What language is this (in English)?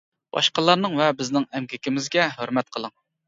Uyghur